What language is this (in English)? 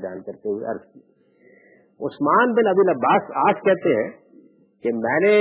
Urdu